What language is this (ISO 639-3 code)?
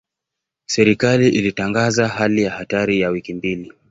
swa